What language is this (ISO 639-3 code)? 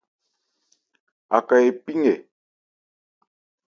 ebr